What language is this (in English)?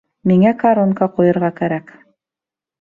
Bashkir